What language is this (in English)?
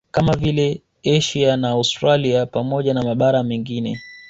Swahili